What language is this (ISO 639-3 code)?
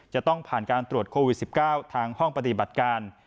tha